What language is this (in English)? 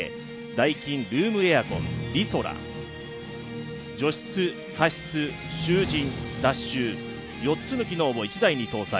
Japanese